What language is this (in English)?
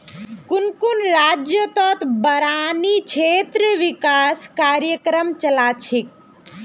Magahi